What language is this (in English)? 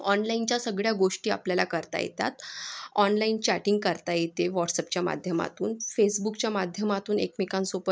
Marathi